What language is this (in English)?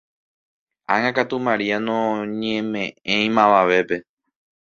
Guarani